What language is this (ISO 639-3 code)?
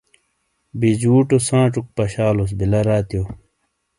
scl